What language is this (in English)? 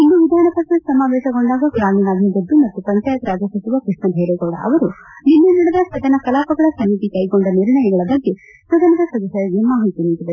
Kannada